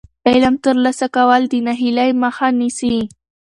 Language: Pashto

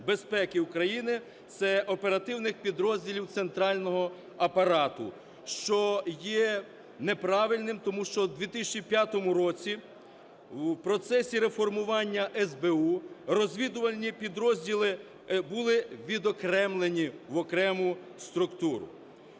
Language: Ukrainian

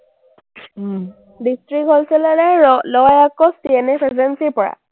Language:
Assamese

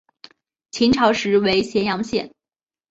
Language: Chinese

